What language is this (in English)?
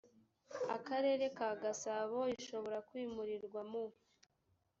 Kinyarwanda